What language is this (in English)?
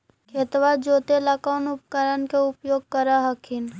Magahi